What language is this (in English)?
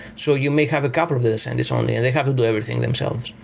English